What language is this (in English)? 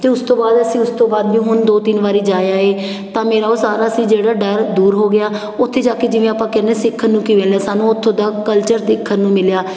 Punjabi